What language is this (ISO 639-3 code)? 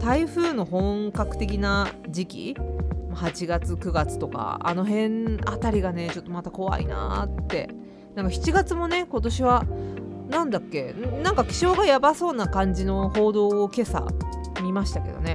jpn